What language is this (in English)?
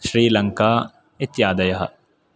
Sanskrit